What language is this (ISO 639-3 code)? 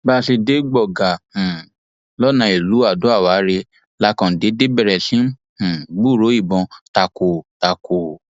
yor